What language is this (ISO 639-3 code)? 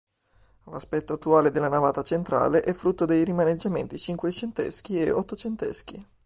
ita